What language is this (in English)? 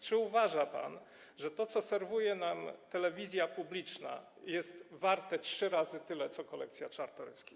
Polish